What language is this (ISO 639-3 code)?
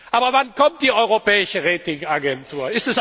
deu